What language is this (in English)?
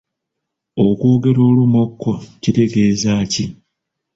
Ganda